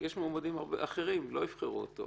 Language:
Hebrew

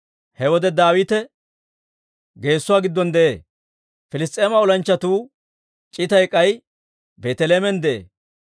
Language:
Dawro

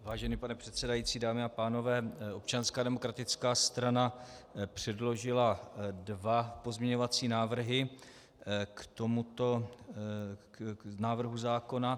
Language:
Czech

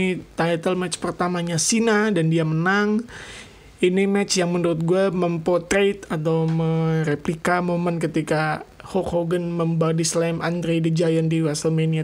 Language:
Indonesian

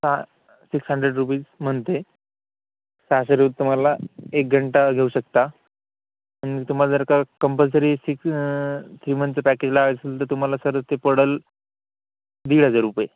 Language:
Marathi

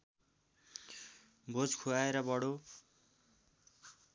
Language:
Nepali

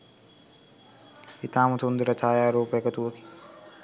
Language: Sinhala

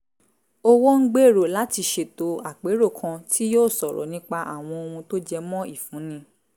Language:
Yoruba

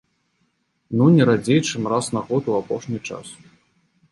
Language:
Belarusian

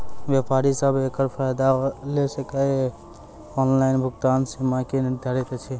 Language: Maithili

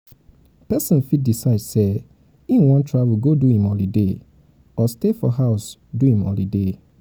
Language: Nigerian Pidgin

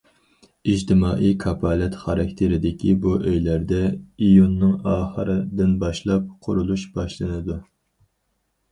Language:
Uyghur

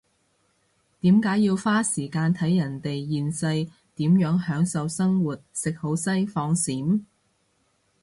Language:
Cantonese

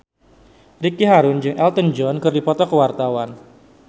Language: Sundanese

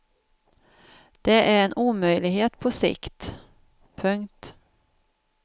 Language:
Swedish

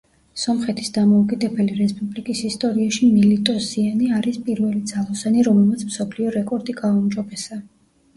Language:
Georgian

